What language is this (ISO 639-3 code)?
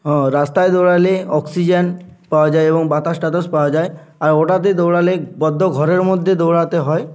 ben